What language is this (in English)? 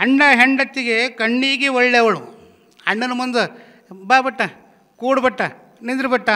Kannada